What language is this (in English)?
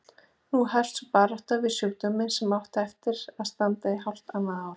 Icelandic